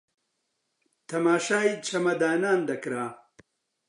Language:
Central Kurdish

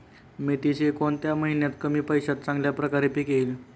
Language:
Marathi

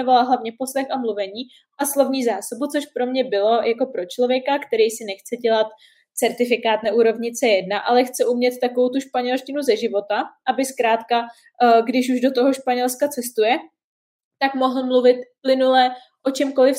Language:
Czech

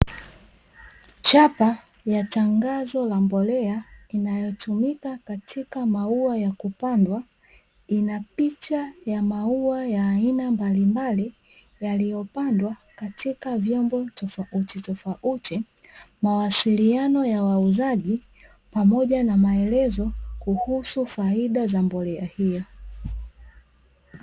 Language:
Swahili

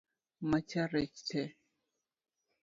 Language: Luo (Kenya and Tanzania)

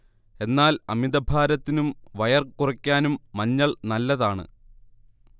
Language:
Malayalam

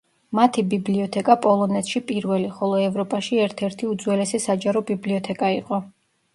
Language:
Georgian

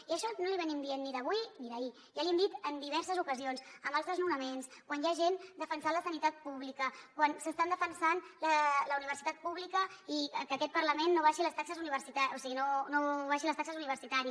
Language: Catalan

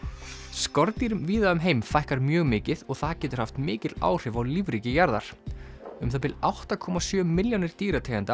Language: Icelandic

